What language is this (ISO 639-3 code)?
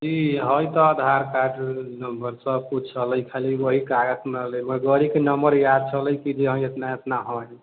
mai